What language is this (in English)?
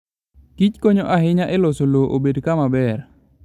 Luo (Kenya and Tanzania)